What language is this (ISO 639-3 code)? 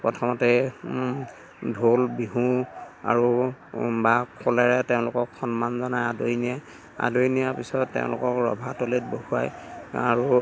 asm